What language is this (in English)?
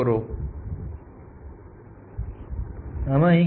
Gujarati